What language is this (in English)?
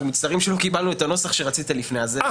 Hebrew